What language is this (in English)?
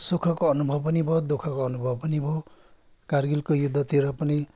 Nepali